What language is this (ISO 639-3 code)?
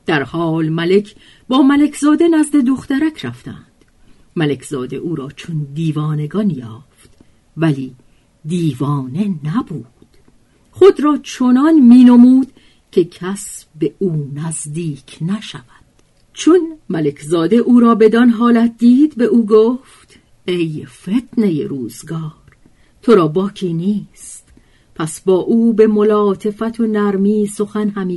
fas